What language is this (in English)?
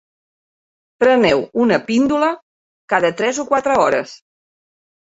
Catalan